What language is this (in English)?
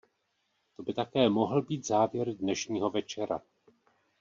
Czech